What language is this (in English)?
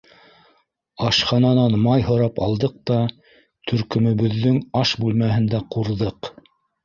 Bashkir